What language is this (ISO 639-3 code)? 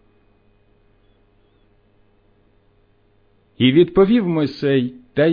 ukr